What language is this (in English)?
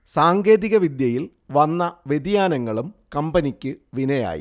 Malayalam